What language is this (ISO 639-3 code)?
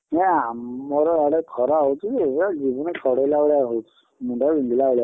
ori